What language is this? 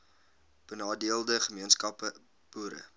Afrikaans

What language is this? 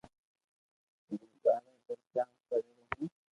Loarki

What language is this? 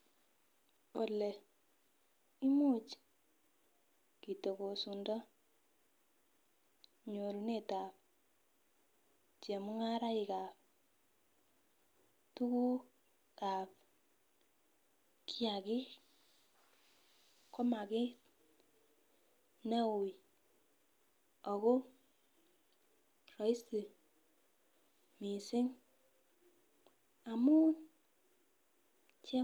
Kalenjin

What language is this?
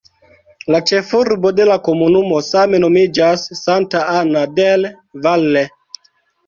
Esperanto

